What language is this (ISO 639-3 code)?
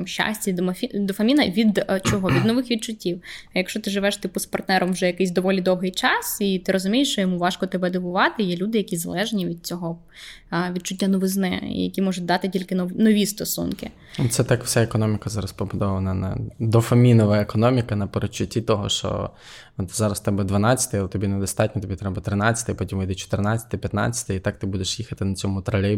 ukr